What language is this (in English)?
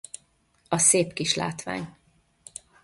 Hungarian